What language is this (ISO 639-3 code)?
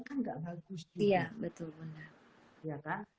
ind